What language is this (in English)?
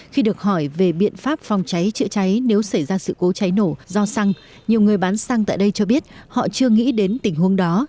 Vietnamese